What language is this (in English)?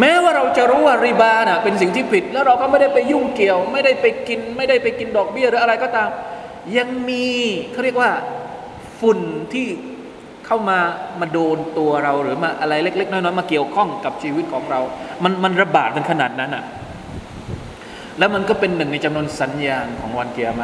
Thai